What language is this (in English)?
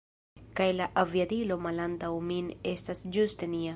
Esperanto